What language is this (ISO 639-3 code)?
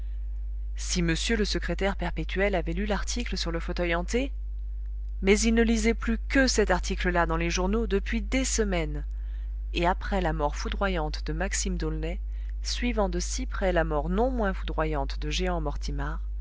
fra